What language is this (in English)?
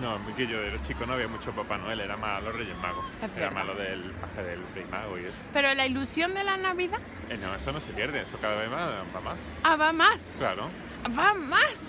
Spanish